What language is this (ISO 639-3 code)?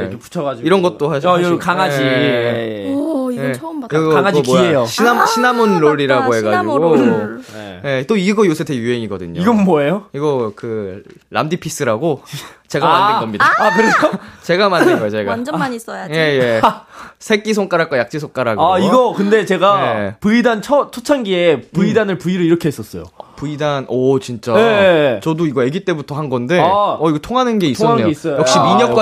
kor